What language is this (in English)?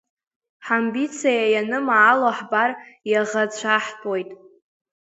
Abkhazian